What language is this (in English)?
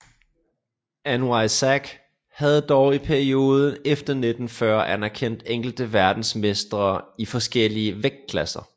Danish